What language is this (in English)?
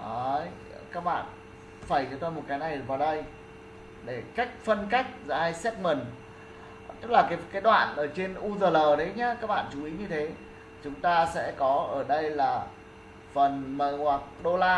Vietnamese